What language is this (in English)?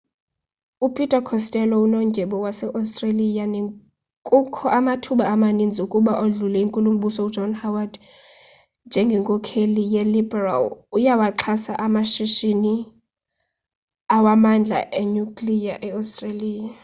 Xhosa